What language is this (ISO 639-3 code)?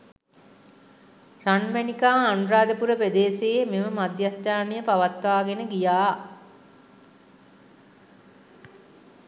sin